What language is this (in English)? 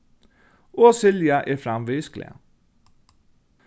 Faroese